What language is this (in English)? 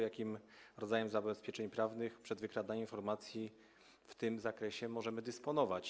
Polish